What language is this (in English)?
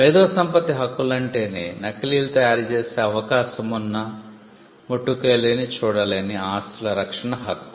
Telugu